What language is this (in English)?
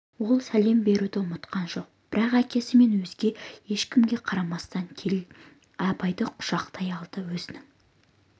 Kazakh